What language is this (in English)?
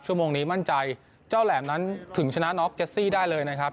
Thai